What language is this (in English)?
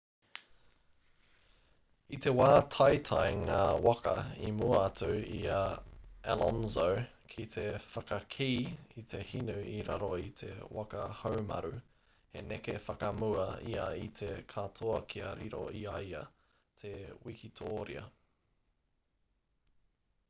Māori